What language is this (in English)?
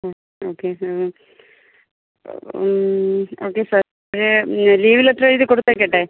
Malayalam